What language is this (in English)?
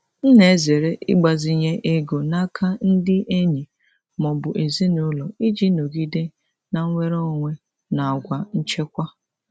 Igbo